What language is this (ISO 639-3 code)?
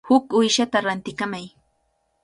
qvl